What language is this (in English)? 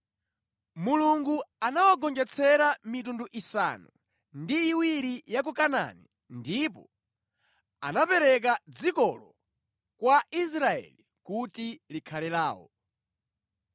Nyanja